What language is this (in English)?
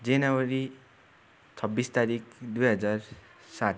Nepali